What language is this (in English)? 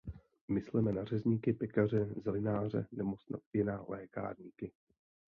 Czech